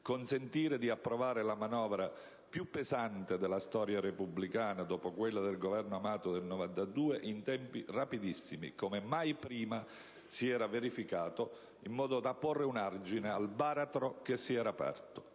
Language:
Italian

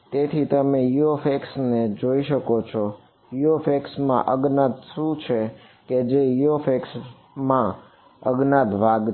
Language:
Gujarati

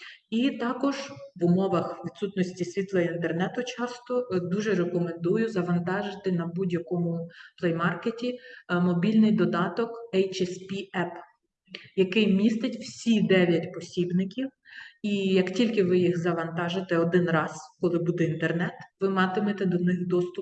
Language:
Ukrainian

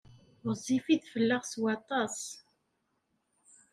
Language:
Kabyle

